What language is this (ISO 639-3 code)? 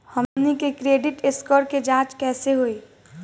bho